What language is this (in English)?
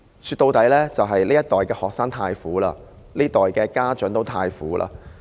Cantonese